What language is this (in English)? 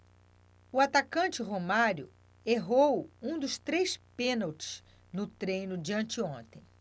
Portuguese